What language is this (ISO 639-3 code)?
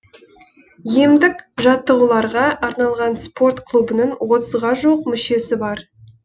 kaz